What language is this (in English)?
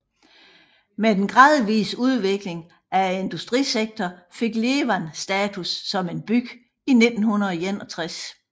Danish